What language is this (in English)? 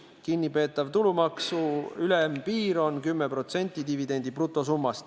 Estonian